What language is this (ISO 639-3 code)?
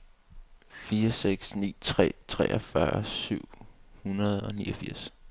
dan